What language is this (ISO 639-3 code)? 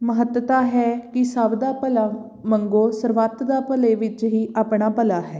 pan